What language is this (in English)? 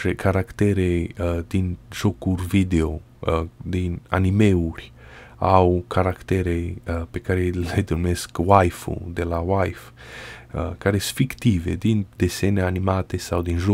Romanian